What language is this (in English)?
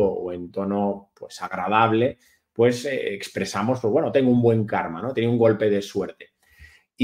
Spanish